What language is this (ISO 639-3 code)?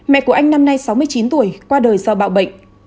vie